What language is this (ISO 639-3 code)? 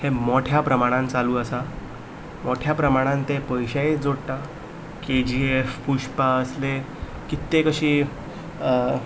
kok